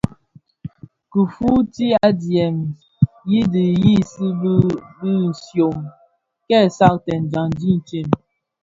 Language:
Bafia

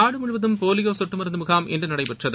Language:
Tamil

